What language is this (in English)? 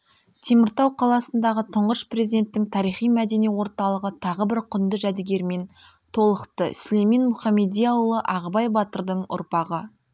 Kazakh